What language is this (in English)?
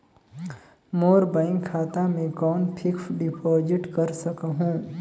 Chhattisgarhi